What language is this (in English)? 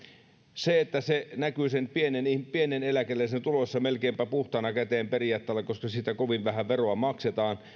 Finnish